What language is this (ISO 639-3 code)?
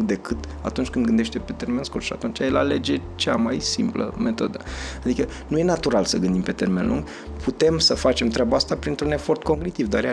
ron